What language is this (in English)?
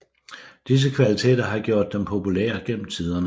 Danish